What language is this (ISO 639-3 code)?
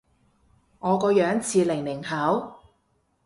yue